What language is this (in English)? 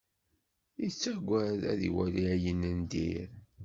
Kabyle